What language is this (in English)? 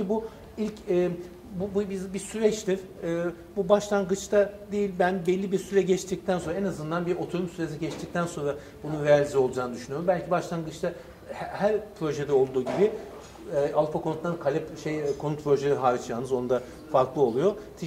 Turkish